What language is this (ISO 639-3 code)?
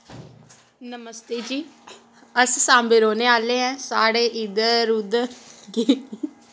doi